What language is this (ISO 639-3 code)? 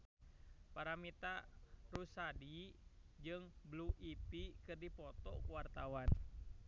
sun